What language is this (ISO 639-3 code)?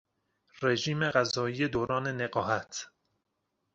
fas